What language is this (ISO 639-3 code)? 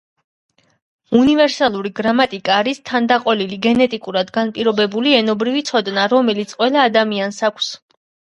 kat